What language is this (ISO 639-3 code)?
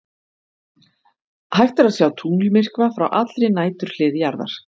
isl